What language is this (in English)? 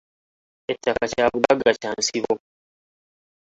Ganda